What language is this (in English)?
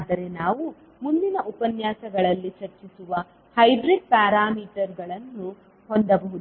Kannada